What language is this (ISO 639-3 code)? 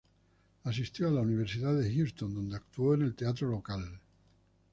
spa